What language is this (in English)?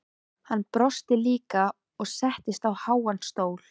Icelandic